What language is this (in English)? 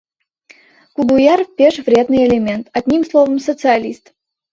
Mari